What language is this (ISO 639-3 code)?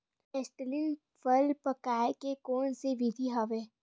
hne